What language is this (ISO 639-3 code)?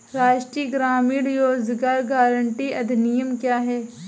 hin